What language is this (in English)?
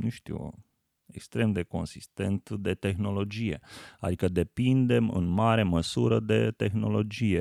Romanian